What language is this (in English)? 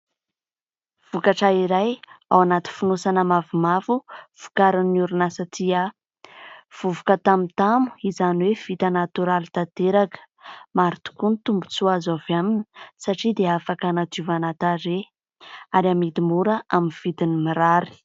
Malagasy